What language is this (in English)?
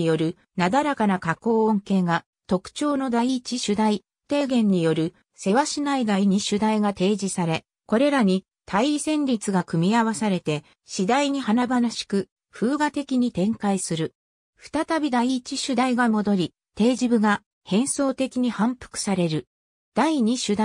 Japanese